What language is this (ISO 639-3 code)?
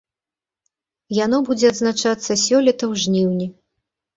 bel